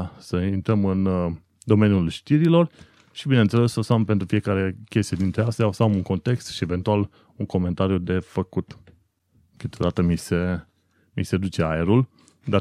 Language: Romanian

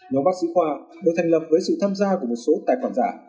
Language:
Vietnamese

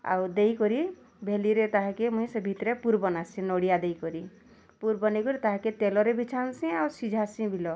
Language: Odia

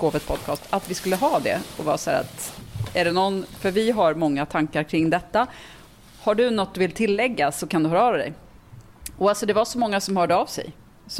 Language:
Swedish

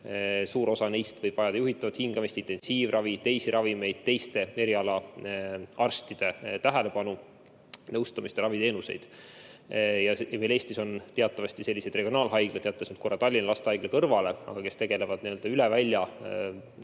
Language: Estonian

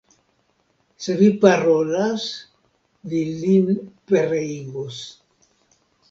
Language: Esperanto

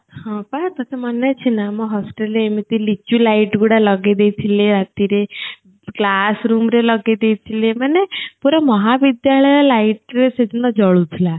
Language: Odia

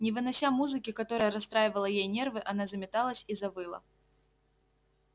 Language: Russian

